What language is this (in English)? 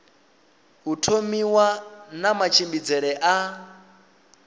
Venda